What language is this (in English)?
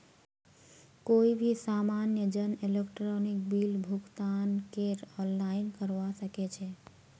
Magahi